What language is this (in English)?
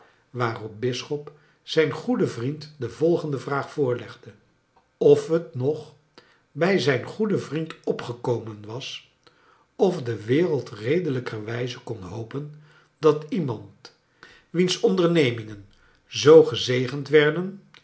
Dutch